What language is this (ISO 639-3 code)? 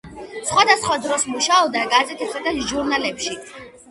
kat